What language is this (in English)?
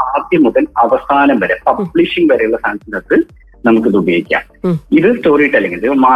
Malayalam